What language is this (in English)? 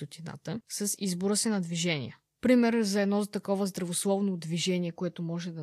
Bulgarian